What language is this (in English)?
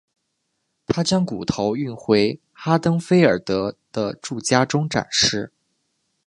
Chinese